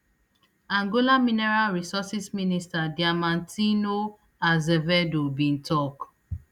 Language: Nigerian Pidgin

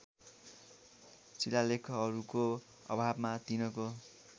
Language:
Nepali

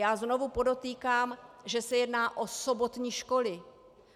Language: Czech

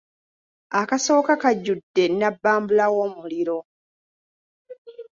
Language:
Ganda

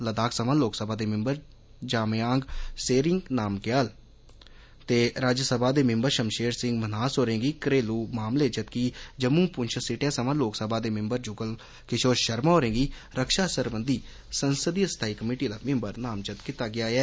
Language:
Dogri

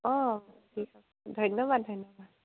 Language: Assamese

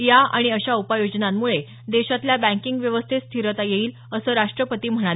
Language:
Marathi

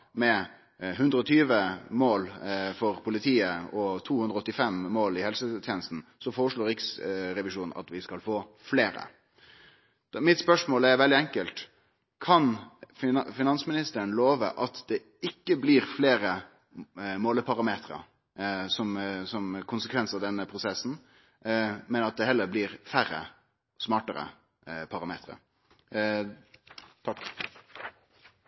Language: Norwegian Nynorsk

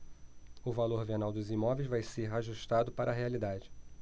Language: Portuguese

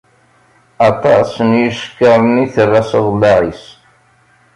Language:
Kabyle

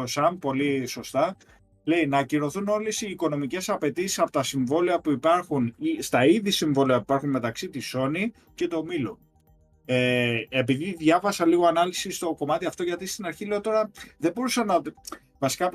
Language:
Greek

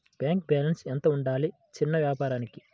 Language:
Telugu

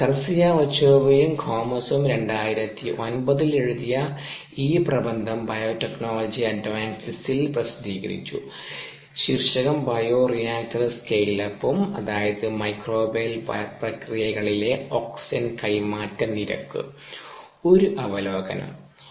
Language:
Malayalam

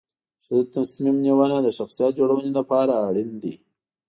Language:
Pashto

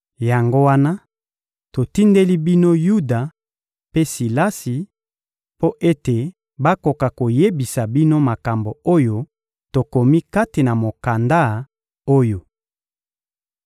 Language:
Lingala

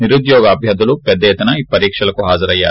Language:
Telugu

